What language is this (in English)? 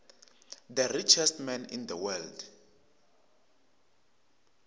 Tsonga